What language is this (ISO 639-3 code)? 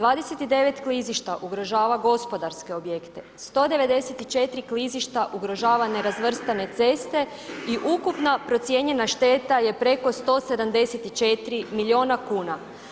hrv